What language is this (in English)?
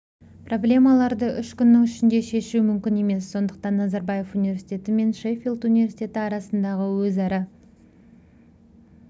Kazakh